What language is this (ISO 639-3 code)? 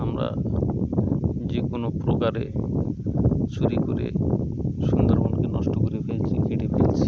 ben